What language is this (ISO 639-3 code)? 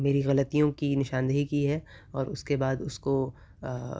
urd